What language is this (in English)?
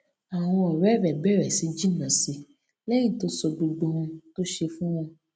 Yoruba